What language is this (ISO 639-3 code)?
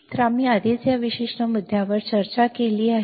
mar